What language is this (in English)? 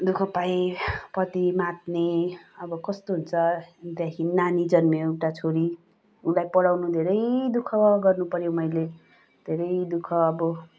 Nepali